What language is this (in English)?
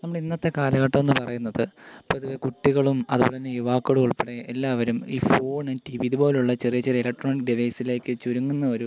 Malayalam